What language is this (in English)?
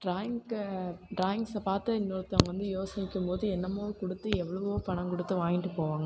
Tamil